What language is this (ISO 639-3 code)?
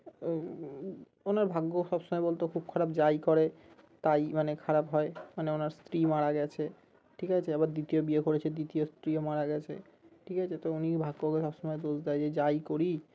ben